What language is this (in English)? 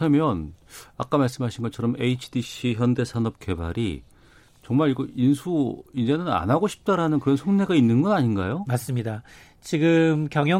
Korean